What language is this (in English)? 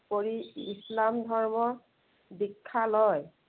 Assamese